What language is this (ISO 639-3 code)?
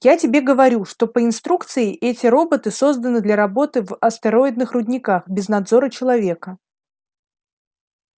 rus